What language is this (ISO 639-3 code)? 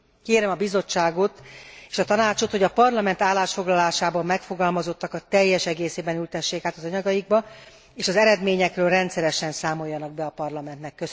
hun